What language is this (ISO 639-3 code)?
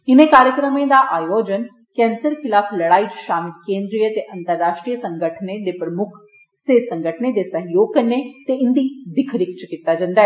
doi